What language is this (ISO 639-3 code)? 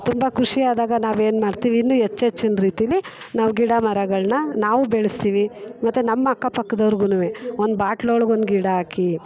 kan